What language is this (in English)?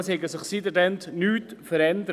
Swiss German